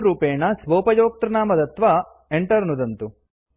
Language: Sanskrit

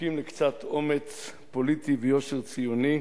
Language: Hebrew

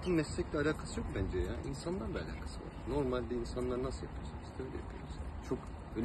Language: Turkish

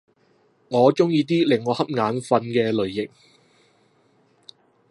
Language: Cantonese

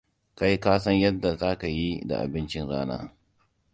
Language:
Hausa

